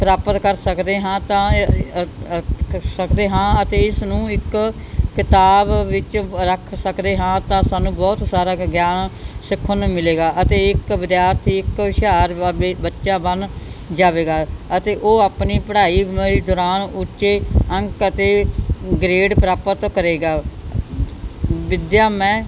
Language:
Punjabi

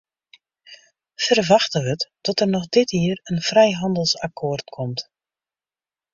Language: Western Frisian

